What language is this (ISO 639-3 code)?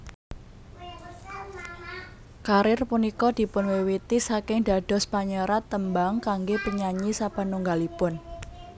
jav